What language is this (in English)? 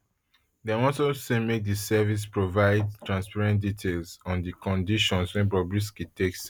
Nigerian Pidgin